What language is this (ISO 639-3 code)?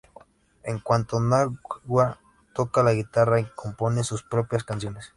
spa